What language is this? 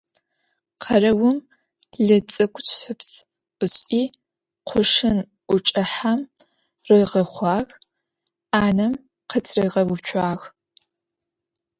Adyghe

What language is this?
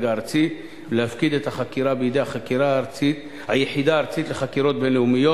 Hebrew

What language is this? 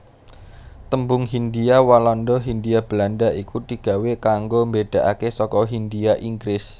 Javanese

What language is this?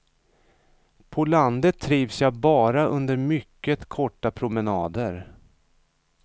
Swedish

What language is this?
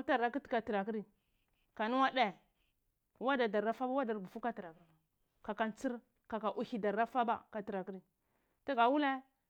Cibak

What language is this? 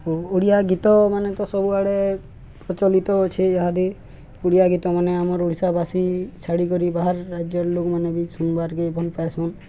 Odia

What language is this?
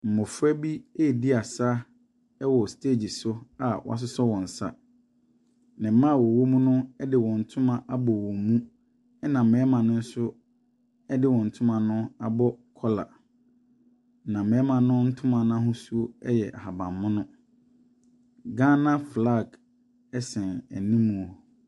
Akan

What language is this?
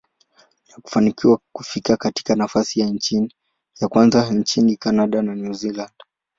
Swahili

